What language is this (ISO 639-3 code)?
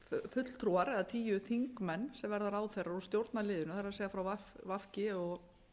isl